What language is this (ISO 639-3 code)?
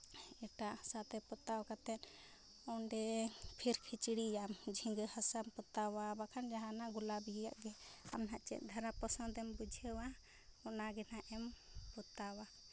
sat